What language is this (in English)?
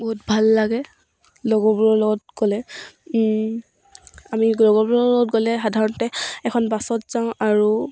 Assamese